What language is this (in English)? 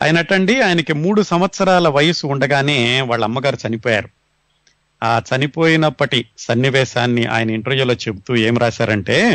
Telugu